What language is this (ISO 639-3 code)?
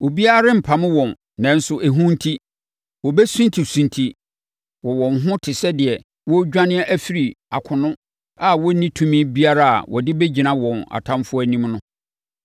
aka